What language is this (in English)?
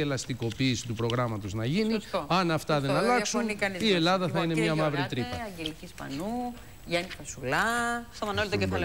Greek